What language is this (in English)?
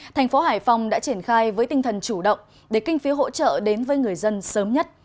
Vietnamese